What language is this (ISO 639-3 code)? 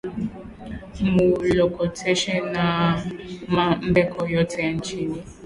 swa